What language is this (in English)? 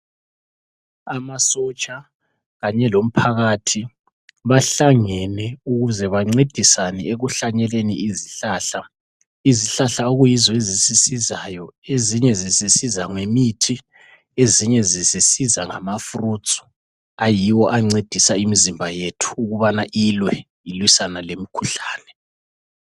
North Ndebele